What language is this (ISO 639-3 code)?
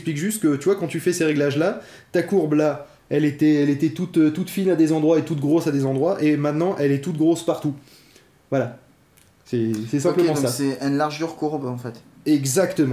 fra